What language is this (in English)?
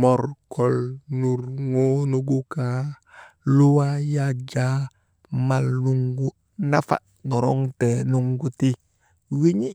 Maba